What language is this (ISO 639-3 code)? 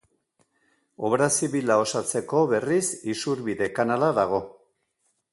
eus